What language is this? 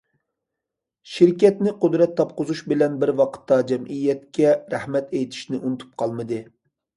Uyghur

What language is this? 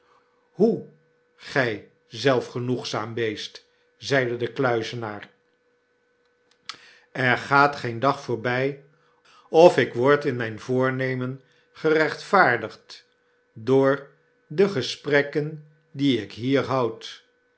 Dutch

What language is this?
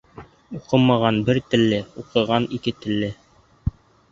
Bashkir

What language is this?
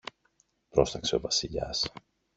Greek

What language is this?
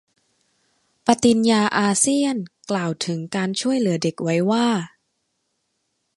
Thai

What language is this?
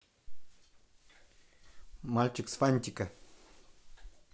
Russian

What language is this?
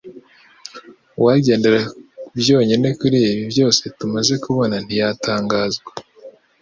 Kinyarwanda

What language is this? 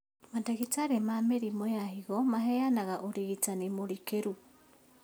Kikuyu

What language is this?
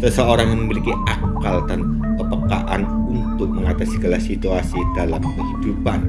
Indonesian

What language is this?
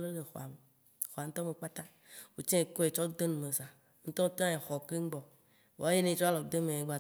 Waci Gbe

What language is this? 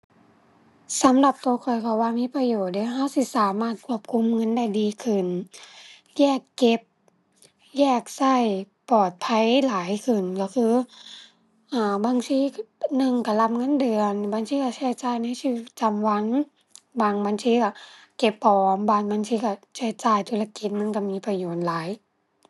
Thai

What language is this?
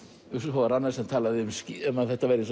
Icelandic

